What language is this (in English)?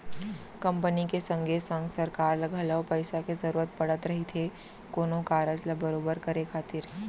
Chhattisgarhi